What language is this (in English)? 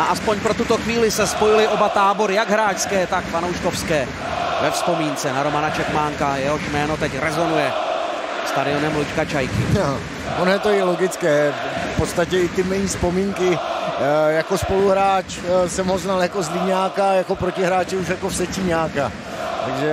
Czech